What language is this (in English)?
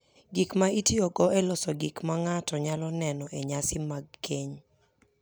Luo (Kenya and Tanzania)